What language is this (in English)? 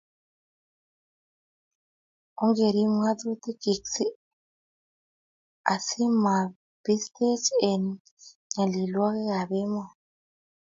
Kalenjin